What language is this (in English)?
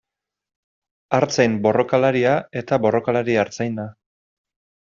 Basque